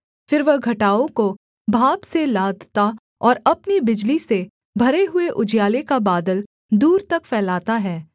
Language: Hindi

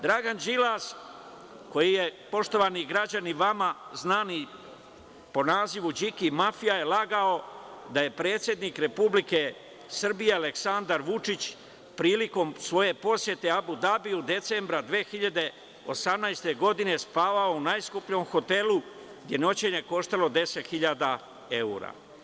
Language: Serbian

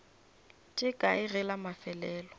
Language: Northern Sotho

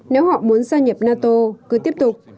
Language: Vietnamese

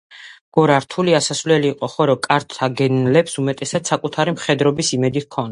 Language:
Georgian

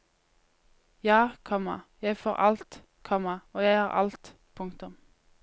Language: Norwegian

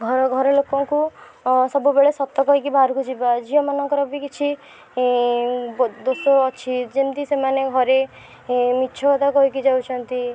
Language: Odia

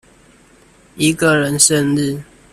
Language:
Chinese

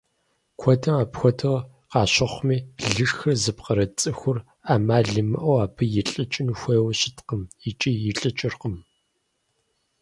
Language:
Kabardian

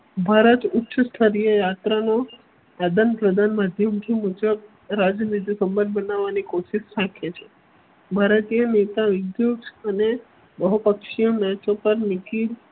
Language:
Gujarati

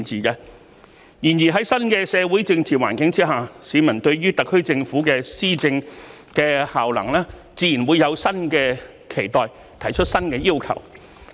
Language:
Cantonese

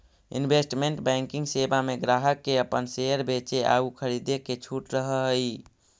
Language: Magahi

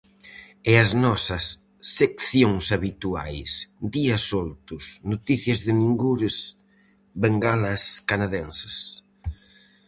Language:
Galician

